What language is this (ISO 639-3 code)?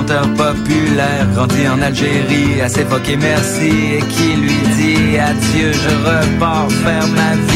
ell